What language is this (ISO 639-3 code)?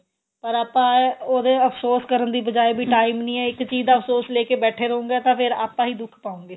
pan